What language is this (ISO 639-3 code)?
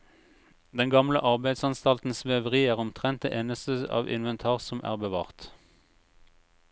nor